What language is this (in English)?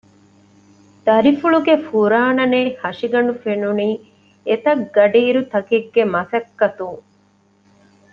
Divehi